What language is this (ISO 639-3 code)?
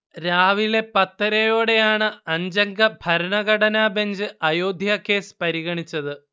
mal